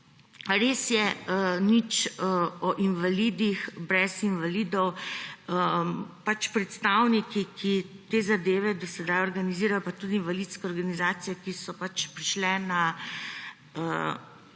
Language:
Slovenian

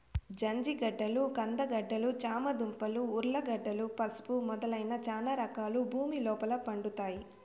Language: Telugu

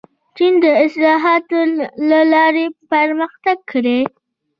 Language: Pashto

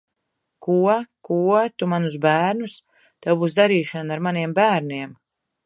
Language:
Latvian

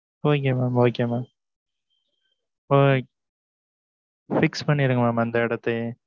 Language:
Tamil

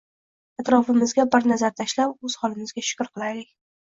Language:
Uzbek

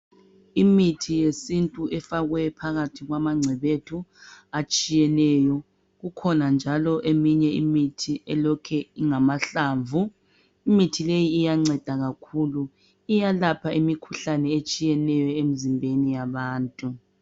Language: North Ndebele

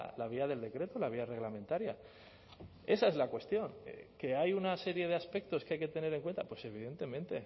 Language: Spanish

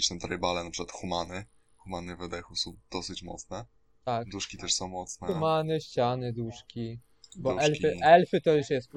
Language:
Polish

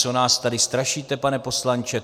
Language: Czech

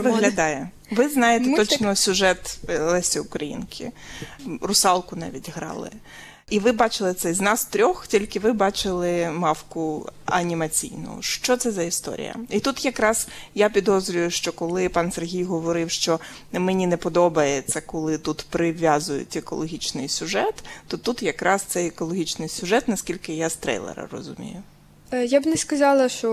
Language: Ukrainian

